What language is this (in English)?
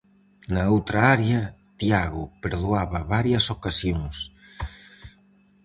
Galician